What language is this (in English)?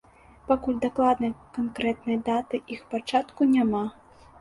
Belarusian